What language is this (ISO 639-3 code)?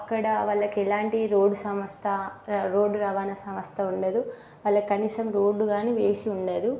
tel